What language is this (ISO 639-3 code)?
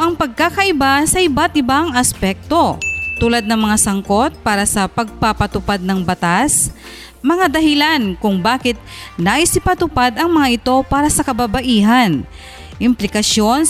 fil